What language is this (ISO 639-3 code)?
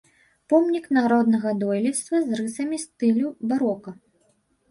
bel